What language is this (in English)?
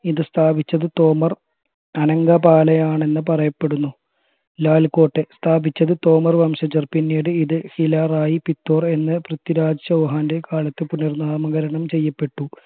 Malayalam